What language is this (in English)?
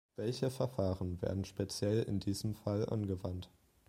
German